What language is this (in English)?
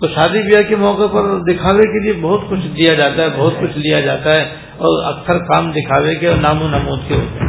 Urdu